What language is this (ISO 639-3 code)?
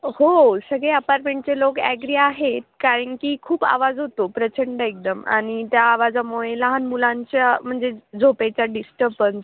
mar